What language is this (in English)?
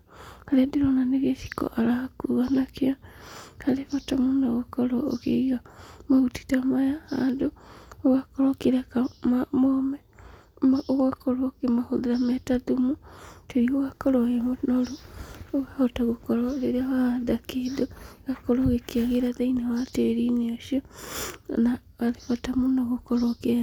Kikuyu